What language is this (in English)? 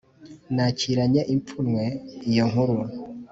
Kinyarwanda